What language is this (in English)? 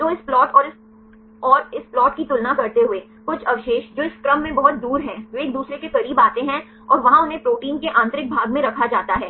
Hindi